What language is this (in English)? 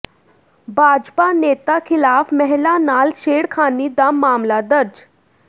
Punjabi